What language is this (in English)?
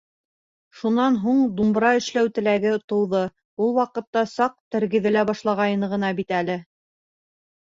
Bashkir